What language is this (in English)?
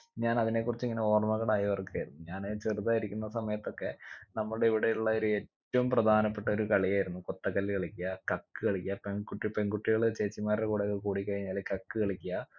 Malayalam